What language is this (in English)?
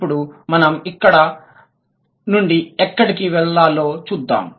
Telugu